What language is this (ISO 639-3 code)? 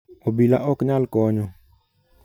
luo